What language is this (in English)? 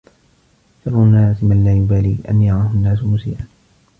Arabic